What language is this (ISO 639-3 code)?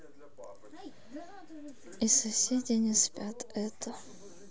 rus